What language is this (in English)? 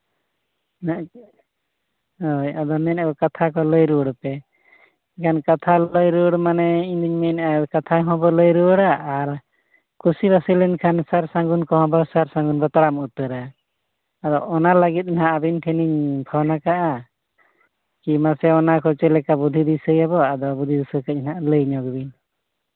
Santali